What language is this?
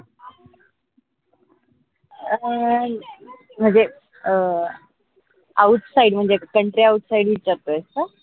Marathi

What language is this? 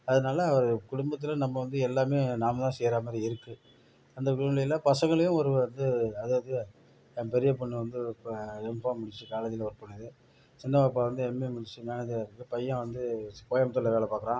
Tamil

